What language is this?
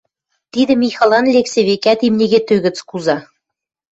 Western Mari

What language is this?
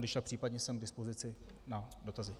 Czech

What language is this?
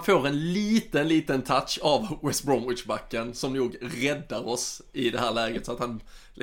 Swedish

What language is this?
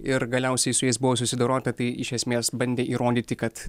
Lithuanian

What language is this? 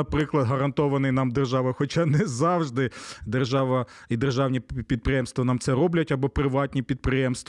Ukrainian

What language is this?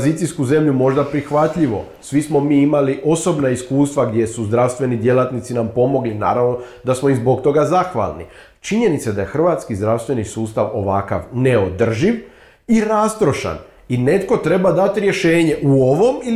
Croatian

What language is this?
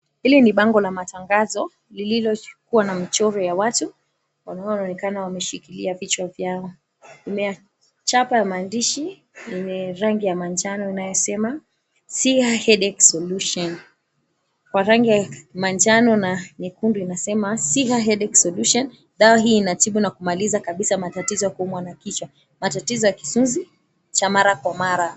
Swahili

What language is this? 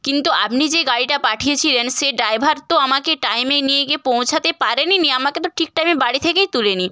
Bangla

